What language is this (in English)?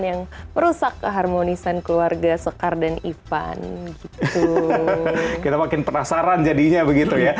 Indonesian